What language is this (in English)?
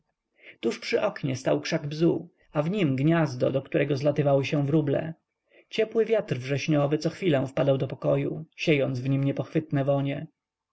Polish